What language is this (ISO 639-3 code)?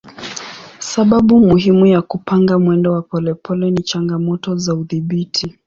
swa